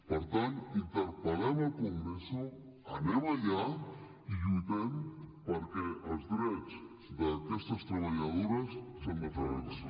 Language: Catalan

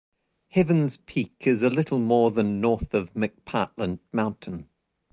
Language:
English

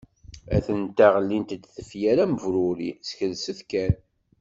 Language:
Kabyle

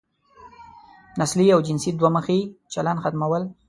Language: Pashto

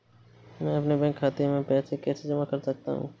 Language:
Hindi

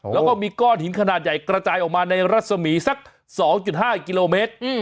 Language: Thai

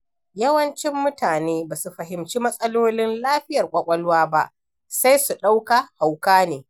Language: Hausa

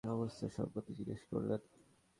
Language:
Bangla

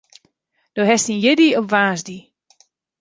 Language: Western Frisian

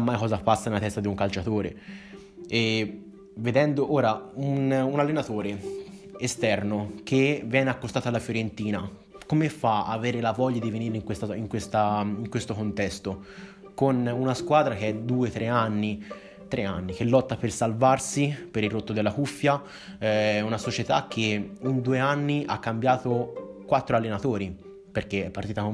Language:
Italian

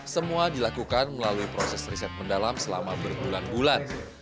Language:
Indonesian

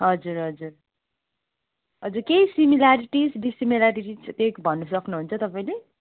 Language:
Nepali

